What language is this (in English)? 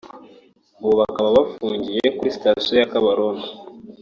Kinyarwanda